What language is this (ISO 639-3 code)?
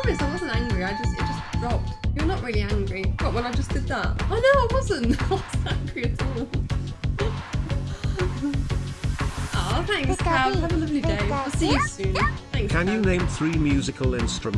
eng